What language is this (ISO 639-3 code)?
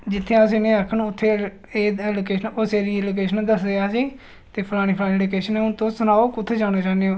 doi